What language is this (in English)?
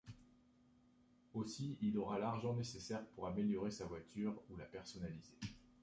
French